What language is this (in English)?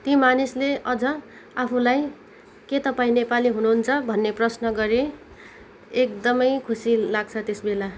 Nepali